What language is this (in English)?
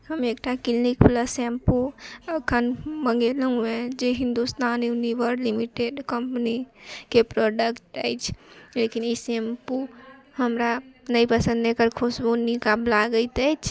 Maithili